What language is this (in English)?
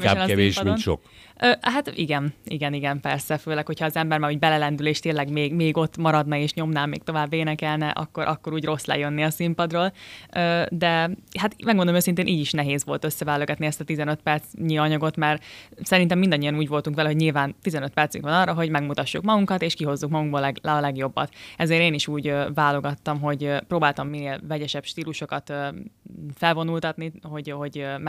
Hungarian